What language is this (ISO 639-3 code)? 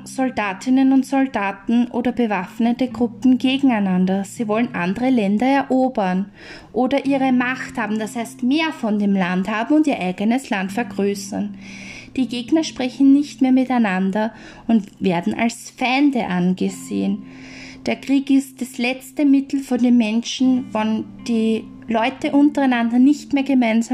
deu